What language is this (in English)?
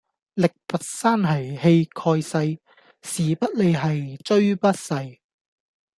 Cantonese